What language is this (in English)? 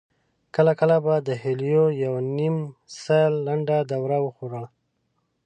Pashto